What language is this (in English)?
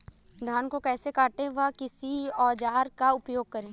Hindi